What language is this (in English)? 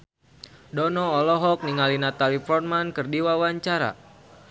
Sundanese